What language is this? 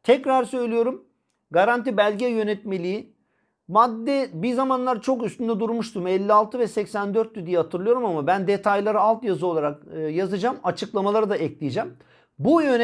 Turkish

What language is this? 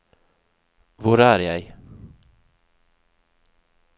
Norwegian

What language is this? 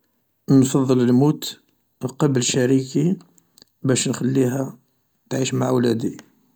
Algerian Arabic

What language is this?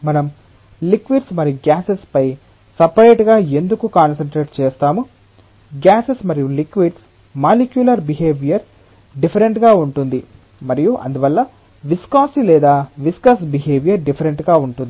Telugu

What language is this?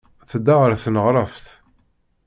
Kabyle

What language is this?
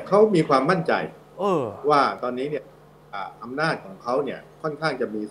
Thai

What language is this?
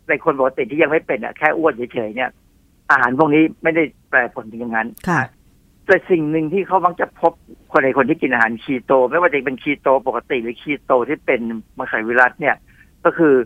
Thai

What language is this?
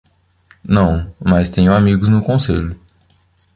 Portuguese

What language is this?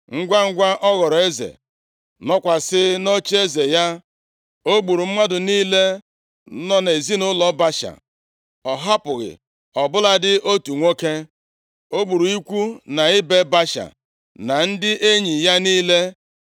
Igbo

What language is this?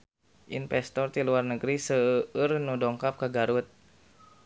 Sundanese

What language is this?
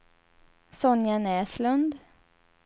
Swedish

